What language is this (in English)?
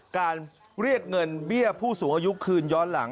Thai